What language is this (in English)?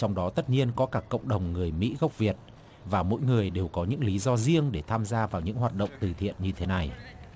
Vietnamese